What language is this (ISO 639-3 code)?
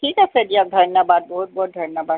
asm